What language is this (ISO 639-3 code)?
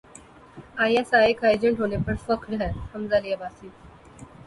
urd